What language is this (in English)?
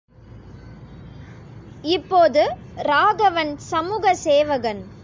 Tamil